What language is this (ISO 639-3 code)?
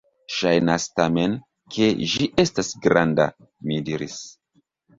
epo